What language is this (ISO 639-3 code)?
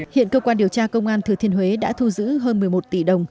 vie